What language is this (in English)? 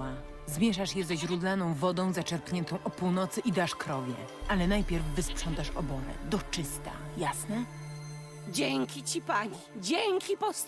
Polish